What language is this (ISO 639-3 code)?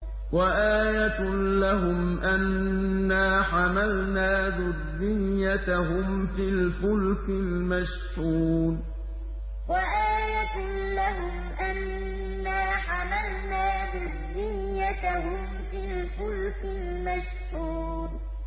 ara